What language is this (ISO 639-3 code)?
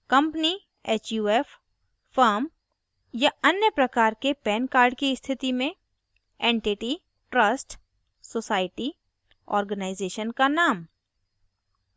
hin